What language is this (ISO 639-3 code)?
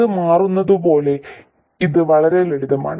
mal